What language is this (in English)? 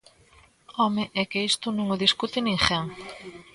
Galician